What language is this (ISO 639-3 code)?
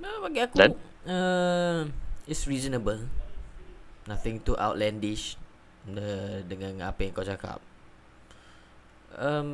msa